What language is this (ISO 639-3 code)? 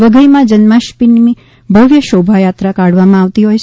guj